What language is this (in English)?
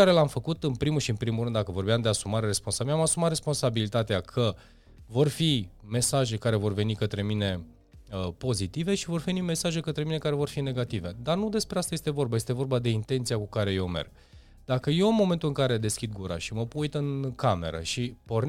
Romanian